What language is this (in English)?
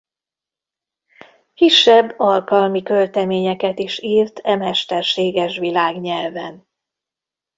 Hungarian